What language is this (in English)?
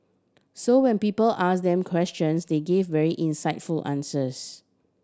English